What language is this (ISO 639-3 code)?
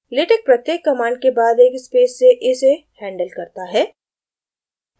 hin